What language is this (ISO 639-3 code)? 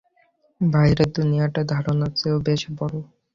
ben